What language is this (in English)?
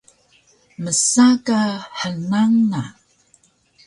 Taroko